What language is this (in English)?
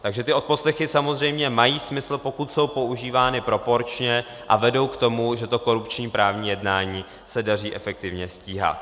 Czech